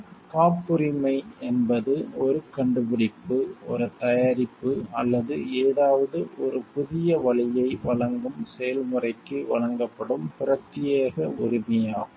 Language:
Tamil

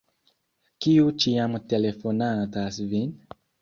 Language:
Esperanto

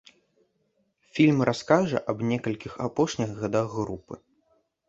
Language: Belarusian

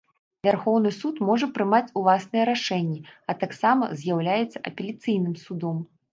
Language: Belarusian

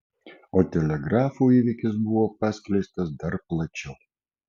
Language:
Lithuanian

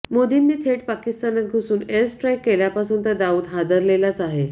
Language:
Marathi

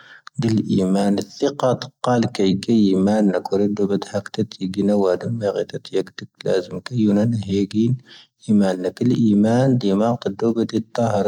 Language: Tahaggart Tamahaq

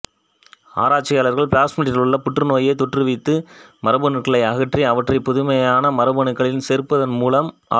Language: Tamil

